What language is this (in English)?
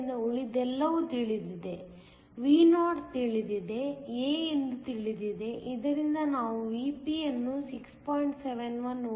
Kannada